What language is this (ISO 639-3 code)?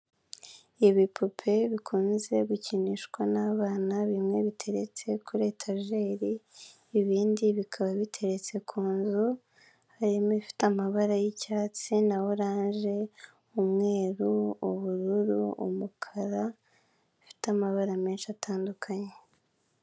kin